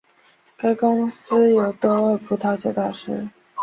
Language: Chinese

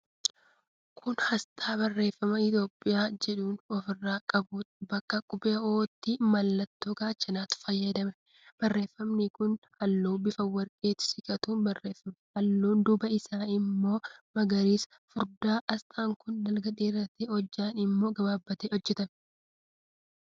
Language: Oromo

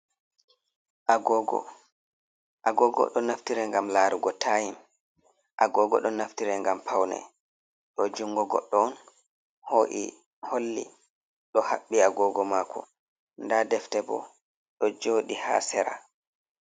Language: Fula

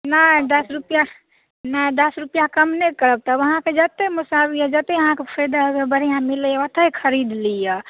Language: Maithili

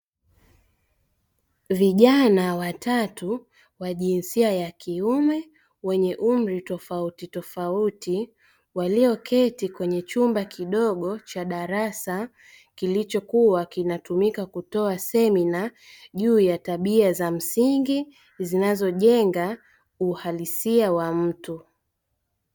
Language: Swahili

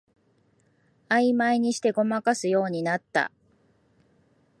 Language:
Japanese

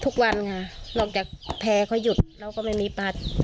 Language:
Thai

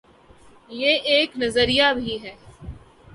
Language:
Urdu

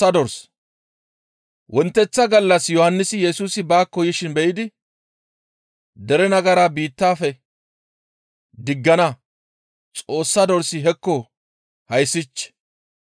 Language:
Gamo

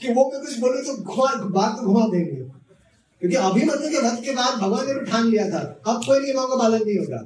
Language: Hindi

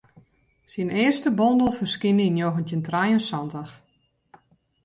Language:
Western Frisian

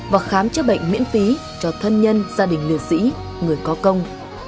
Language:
Vietnamese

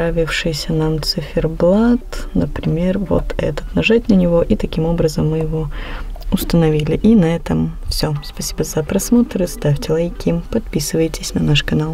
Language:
Russian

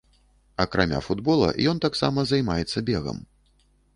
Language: Belarusian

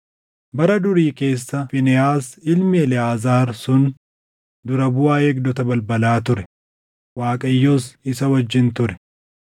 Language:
Oromo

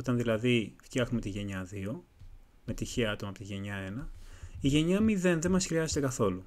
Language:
Greek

